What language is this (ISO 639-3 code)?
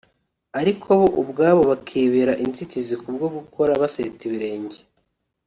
kin